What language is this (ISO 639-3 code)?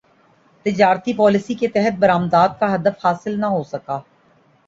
urd